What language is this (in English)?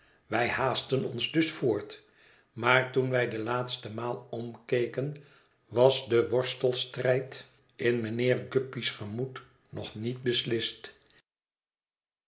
Dutch